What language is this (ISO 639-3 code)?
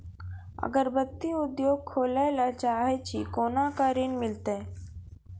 mai